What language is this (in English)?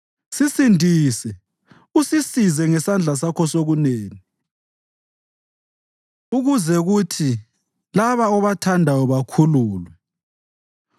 North Ndebele